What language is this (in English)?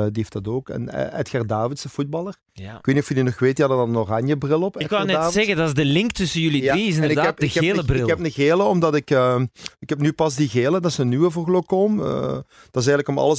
Dutch